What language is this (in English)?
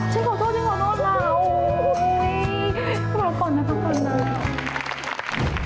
Thai